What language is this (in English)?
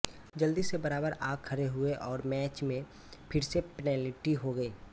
Hindi